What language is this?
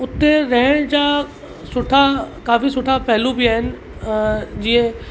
Sindhi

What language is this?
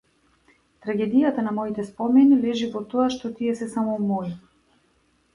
Macedonian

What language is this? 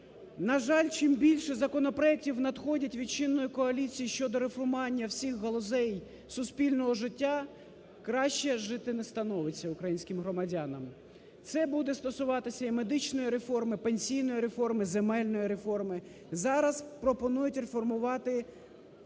Ukrainian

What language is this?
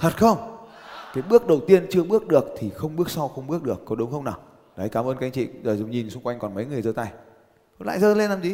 Vietnamese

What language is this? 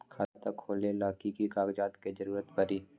Magahi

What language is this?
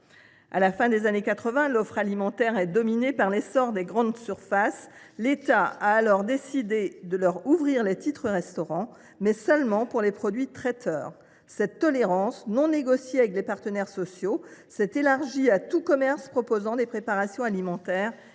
French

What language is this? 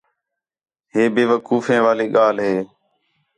Khetrani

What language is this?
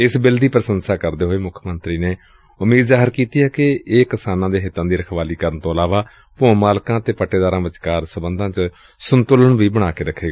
Punjabi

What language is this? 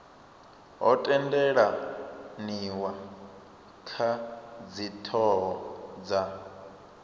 Venda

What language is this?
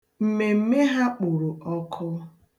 Igbo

